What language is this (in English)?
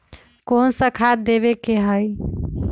Magahi